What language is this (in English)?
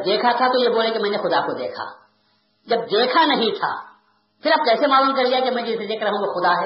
Urdu